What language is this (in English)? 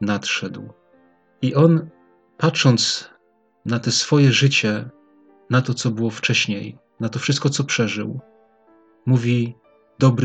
Polish